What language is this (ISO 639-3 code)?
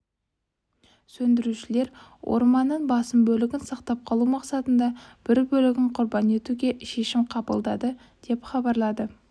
kaz